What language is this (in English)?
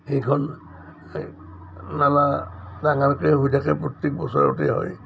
Assamese